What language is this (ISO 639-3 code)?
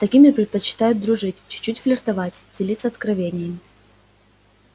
rus